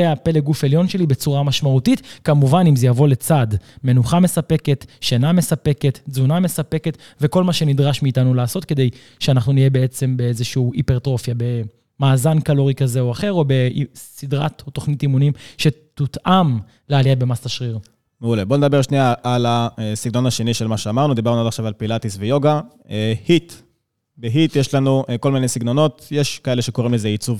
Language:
Hebrew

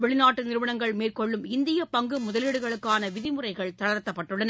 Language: Tamil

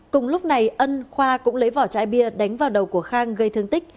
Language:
Vietnamese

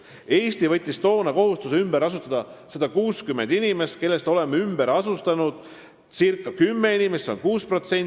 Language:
Estonian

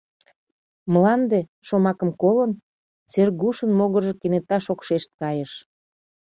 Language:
Mari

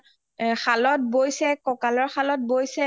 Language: Assamese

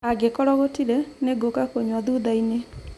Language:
Kikuyu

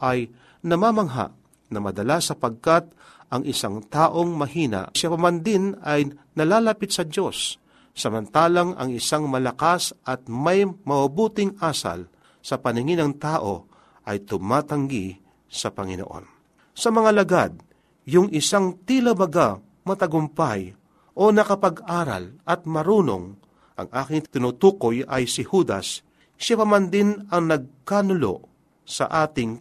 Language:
Filipino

